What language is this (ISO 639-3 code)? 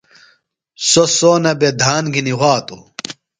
phl